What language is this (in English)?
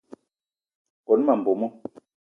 Eton (Cameroon)